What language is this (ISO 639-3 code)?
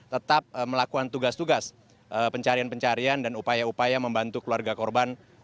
ind